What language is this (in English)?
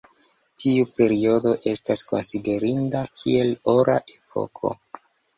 Esperanto